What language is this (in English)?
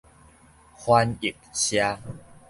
Min Nan Chinese